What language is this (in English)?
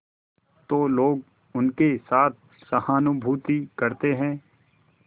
Hindi